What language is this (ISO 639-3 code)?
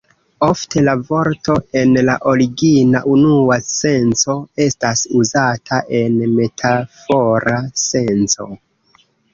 epo